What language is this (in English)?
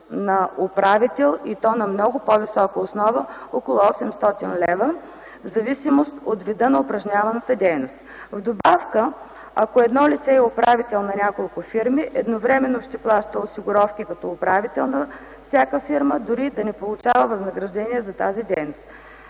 Bulgarian